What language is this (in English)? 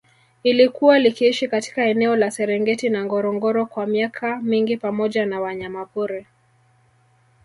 Swahili